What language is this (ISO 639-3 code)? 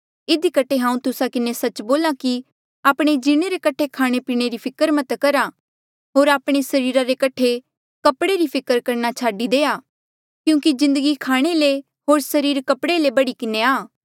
mjl